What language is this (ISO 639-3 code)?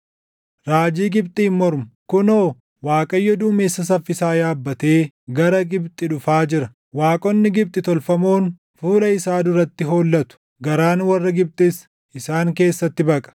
orm